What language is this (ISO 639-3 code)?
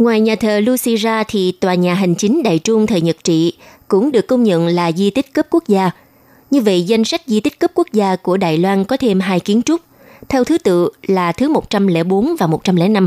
vie